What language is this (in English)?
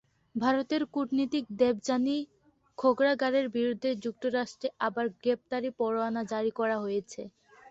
Bangla